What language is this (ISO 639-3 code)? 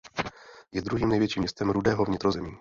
ces